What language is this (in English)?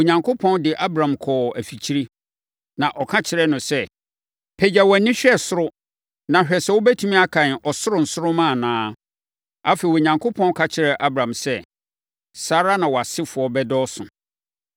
Akan